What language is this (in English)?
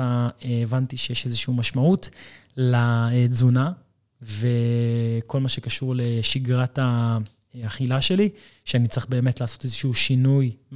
Hebrew